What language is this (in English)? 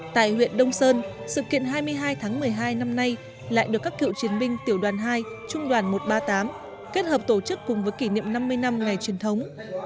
Vietnamese